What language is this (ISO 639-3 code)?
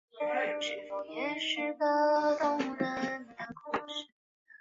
zho